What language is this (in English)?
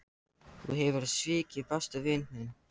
Icelandic